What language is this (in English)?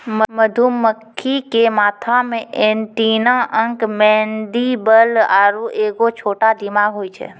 Maithili